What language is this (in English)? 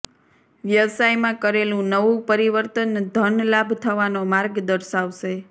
Gujarati